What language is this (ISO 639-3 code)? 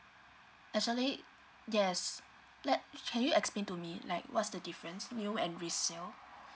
eng